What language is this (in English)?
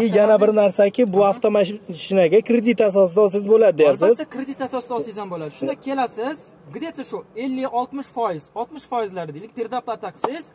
Turkish